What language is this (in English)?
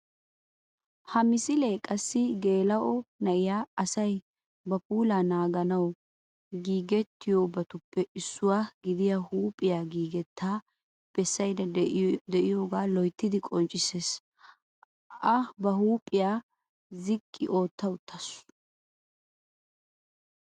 Wolaytta